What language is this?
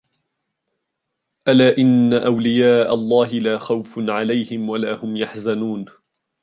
Arabic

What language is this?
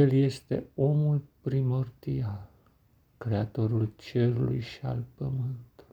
Romanian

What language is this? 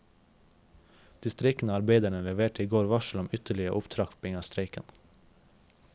Norwegian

